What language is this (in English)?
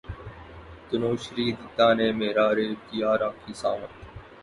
Urdu